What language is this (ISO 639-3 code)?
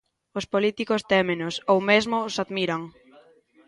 glg